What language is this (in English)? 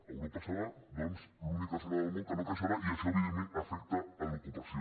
Catalan